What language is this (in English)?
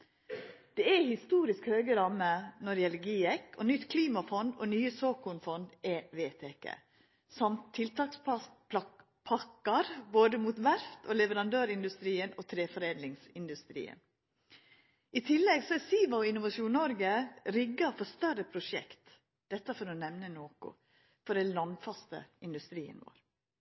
Norwegian Nynorsk